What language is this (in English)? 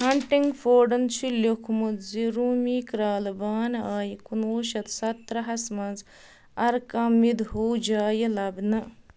Kashmiri